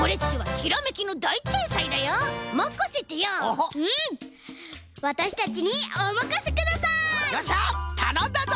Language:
Japanese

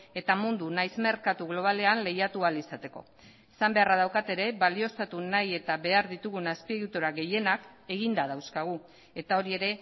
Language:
Basque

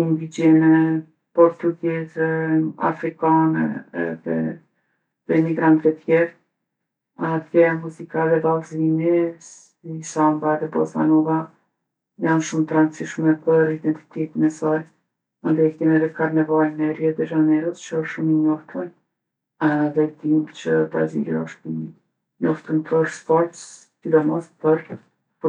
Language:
Gheg Albanian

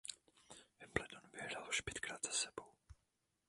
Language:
Czech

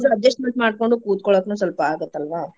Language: Kannada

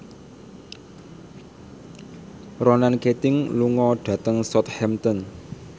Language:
Javanese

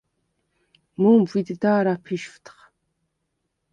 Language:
Svan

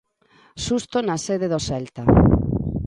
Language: Galician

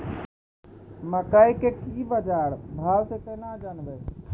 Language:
Maithili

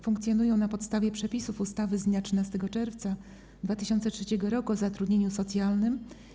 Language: Polish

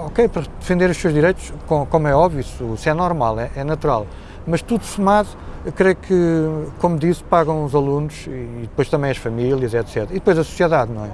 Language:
Portuguese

